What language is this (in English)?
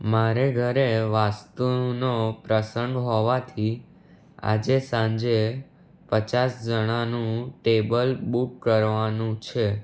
Gujarati